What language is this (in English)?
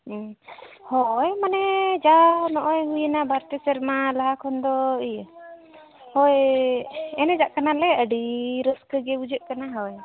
Santali